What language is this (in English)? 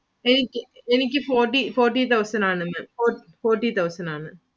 Malayalam